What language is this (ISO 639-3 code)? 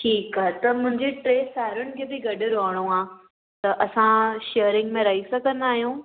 snd